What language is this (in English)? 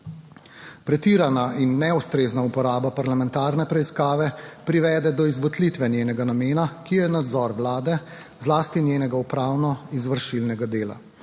Slovenian